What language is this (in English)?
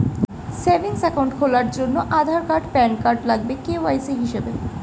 Bangla